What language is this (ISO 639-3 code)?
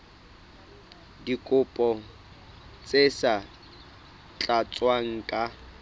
sot